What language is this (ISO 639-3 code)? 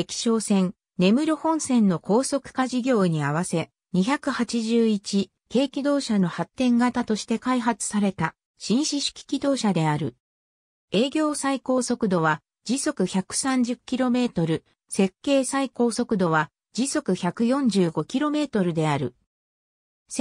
jpn